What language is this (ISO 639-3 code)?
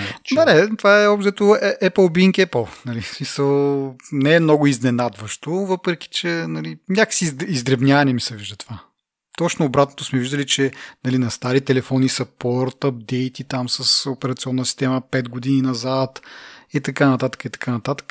bul